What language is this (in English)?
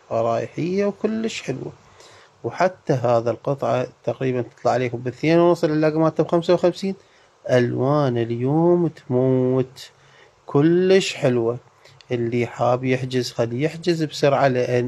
Arabic